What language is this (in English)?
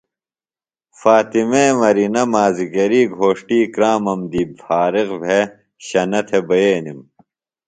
Phalura